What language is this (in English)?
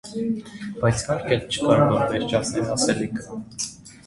Armenian